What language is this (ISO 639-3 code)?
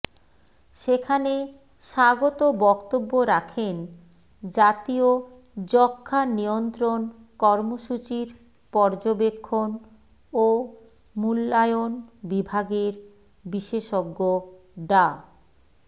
ben